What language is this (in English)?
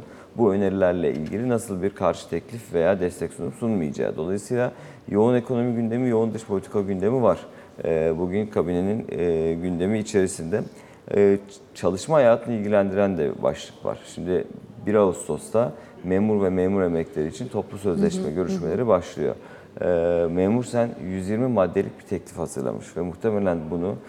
Turkish